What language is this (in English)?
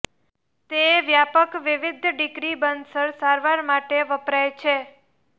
Gujarati